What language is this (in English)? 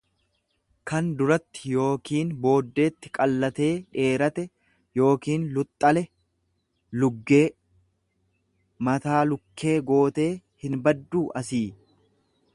Oromo